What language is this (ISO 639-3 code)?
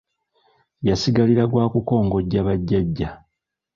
lug